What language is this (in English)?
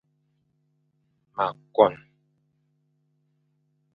Fang